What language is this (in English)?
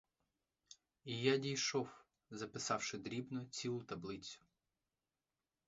Ukrainian